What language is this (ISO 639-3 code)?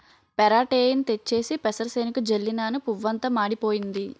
tel